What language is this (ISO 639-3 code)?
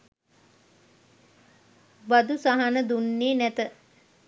sin